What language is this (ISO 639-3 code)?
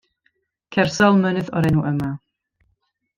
cym